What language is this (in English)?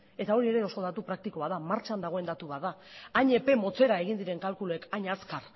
Basque